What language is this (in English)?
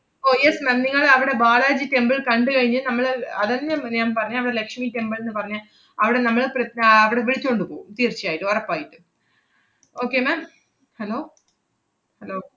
Malayalam